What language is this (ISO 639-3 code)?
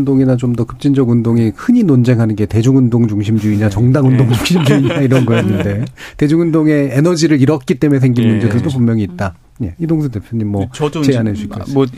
kor